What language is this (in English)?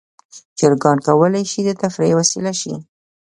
Pashto